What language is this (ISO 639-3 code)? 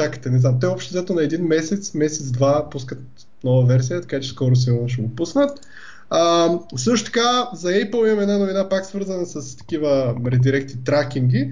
bul